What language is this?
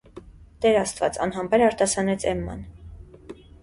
Armenian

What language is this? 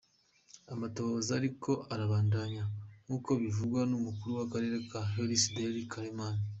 Kinyarwanda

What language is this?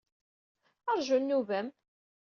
Kabyle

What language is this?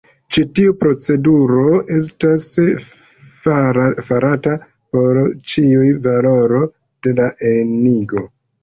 Esperanto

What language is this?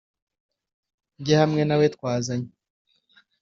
Kinyarwanda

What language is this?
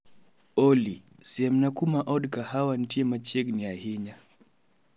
Luo (Kenya and Tanzania)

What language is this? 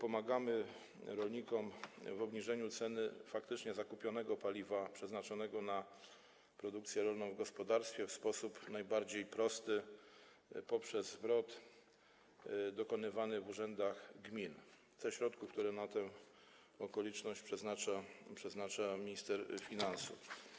Polish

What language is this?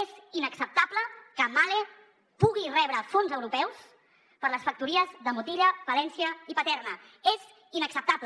Catalan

